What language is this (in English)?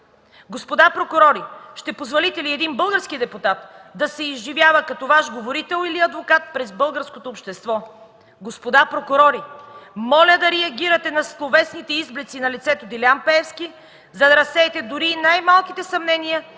Bulgarian